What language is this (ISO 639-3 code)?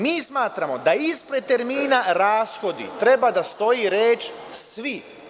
srp